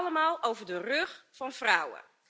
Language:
Dutch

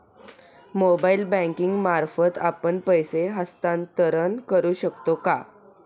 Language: Marathi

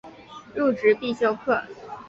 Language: Chinese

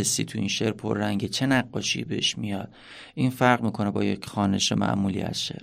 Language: Persian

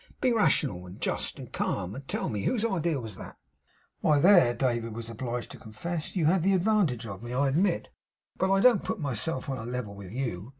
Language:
English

